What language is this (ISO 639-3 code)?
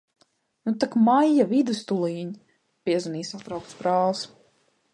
lav